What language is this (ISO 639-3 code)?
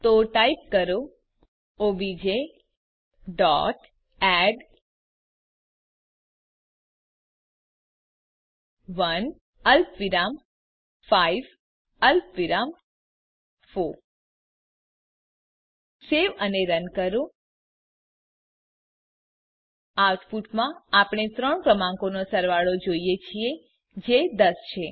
guj